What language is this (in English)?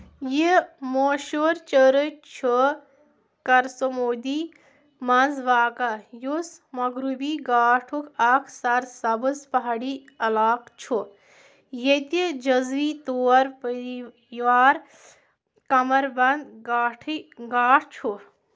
Kashmiri